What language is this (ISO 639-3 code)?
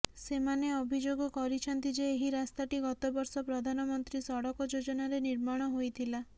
ori